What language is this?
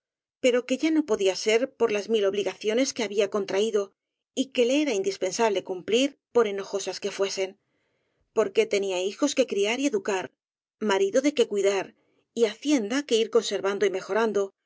Spanish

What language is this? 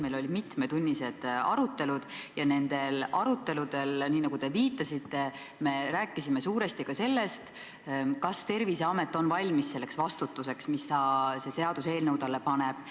Estonian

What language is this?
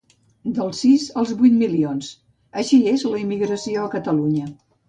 Catalan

